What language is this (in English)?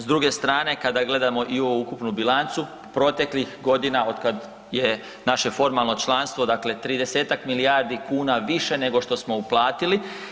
Croatian